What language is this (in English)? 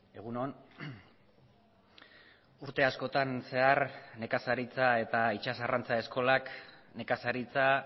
Basque